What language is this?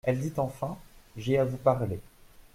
French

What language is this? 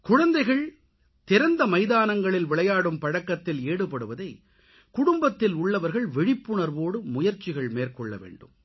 Tamil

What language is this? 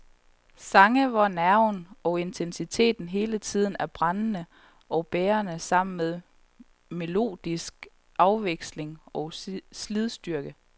Danish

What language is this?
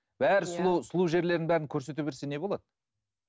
Kazakh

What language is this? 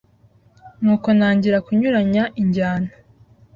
Kinyarwanda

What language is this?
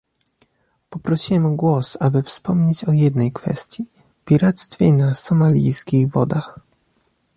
Polish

